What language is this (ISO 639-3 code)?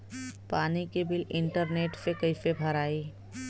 bho